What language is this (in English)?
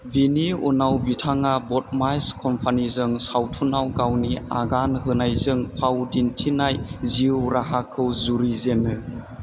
Bodo